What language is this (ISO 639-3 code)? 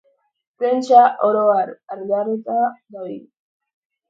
eus